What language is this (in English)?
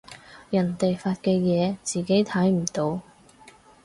Cantonese